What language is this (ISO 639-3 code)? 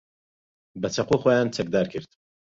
ckb